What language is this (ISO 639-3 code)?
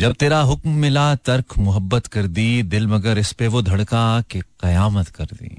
hin